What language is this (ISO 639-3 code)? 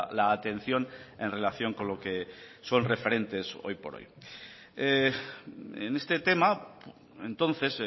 spa